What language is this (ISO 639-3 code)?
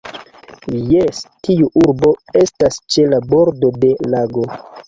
epo